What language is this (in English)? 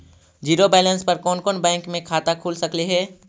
Magahi